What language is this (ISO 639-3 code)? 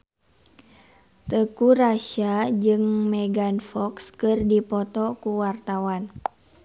sun